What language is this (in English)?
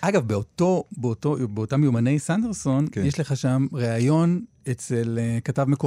Hebrew